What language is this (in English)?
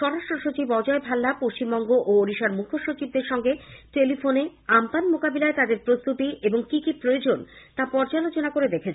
Bangla